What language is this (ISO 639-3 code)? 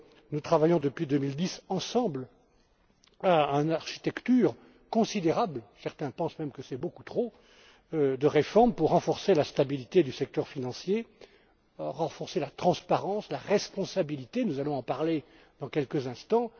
fra